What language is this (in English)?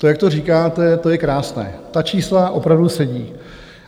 Czech